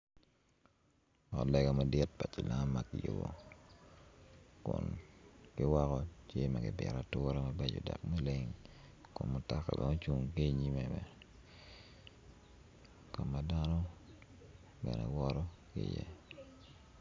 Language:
Acoli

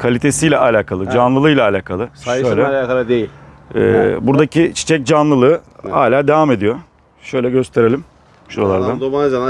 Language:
Turkish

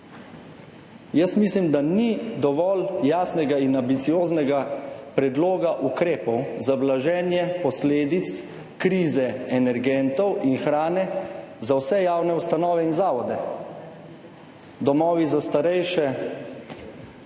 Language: Slovenian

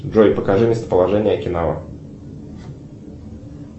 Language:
Russian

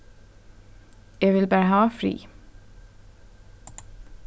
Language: Faroese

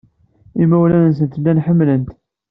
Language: Kabyle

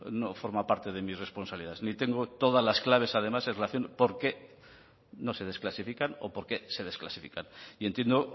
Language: Spanish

